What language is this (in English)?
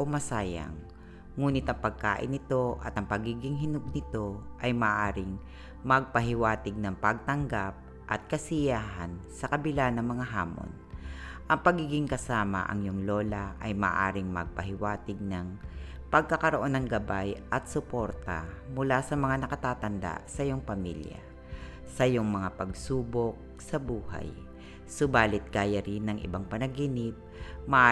Filipino